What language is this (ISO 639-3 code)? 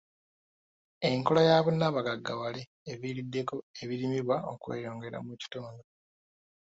lug